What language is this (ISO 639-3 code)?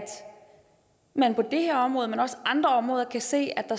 dan